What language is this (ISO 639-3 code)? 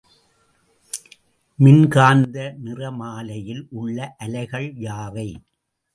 tam